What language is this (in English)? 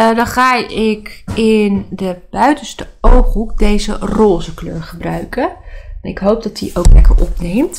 Dutch